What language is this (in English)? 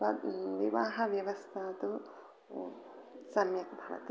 Sanskrit